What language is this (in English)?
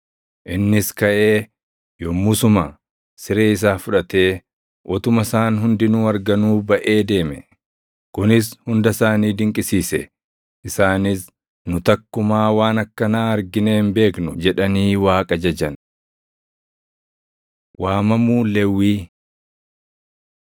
Oromo